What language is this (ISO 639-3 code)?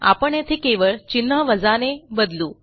mar